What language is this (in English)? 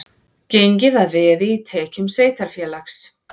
Icelandic